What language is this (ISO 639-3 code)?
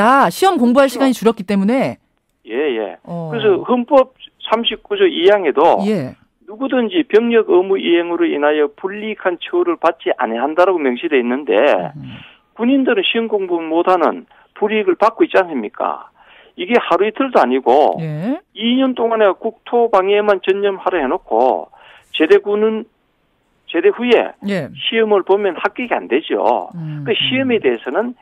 kor